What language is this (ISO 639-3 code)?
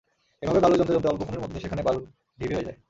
ben